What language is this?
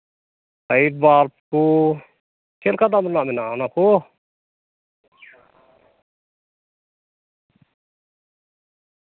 Santali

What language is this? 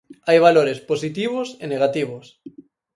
Galician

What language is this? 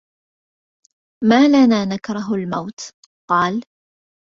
Arabic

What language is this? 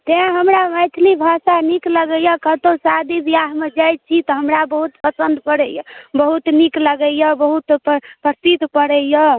Maithili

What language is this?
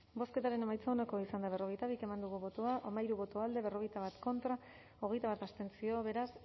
Basque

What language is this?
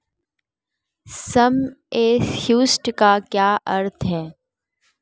Hindi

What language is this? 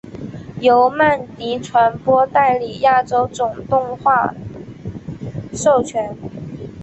Chinese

